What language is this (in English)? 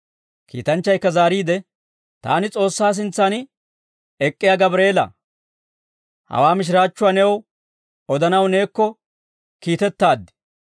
Dawro